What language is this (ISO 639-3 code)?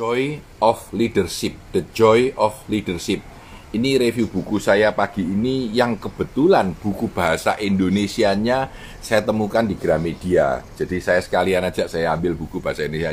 ind